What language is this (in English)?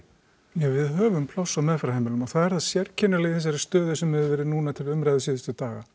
Icelandic